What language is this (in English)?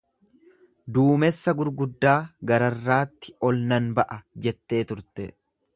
Oromo